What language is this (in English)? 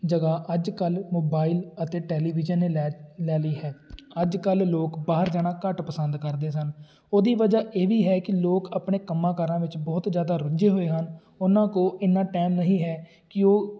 Punjabi